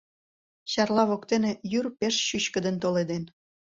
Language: Mari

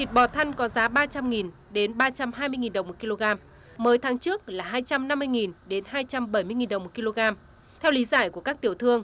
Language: Vietnamese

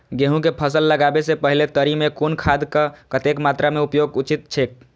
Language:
Maithili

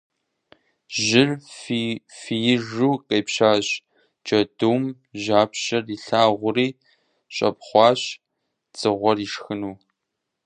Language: Kabardian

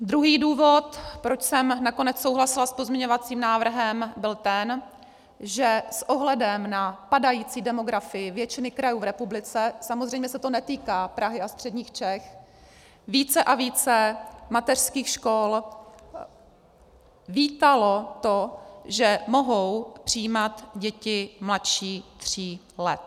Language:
Czech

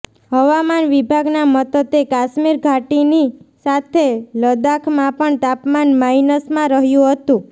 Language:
Gujarati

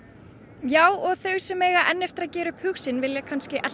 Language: Icelandic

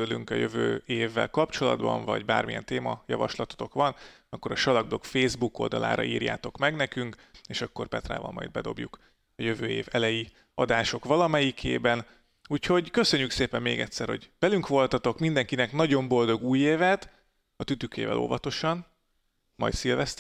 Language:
Hungarian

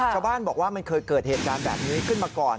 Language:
Thai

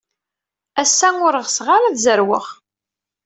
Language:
Kabyle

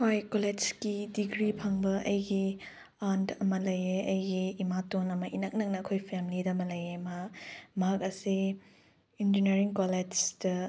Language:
Manipuri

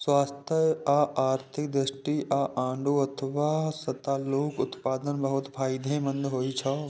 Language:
Maithili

